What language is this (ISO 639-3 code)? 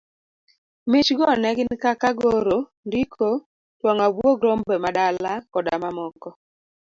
luo